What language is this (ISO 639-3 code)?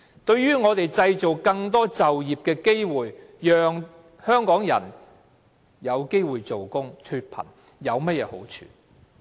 yue